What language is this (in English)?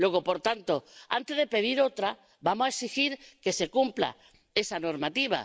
Spanish